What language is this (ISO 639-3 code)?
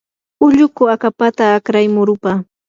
qur